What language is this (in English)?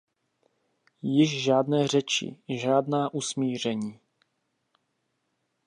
Czech